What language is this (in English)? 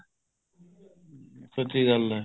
Punjabi